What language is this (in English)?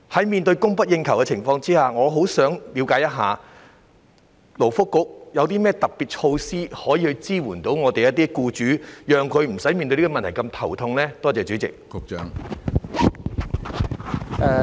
Cantonese